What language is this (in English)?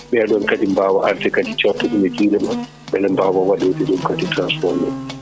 Fula